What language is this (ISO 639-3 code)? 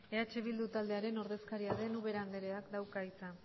eus